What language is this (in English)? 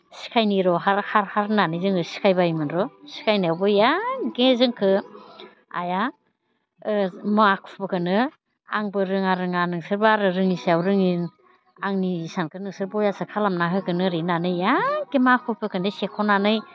Bodo